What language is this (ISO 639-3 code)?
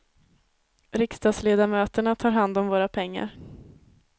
swe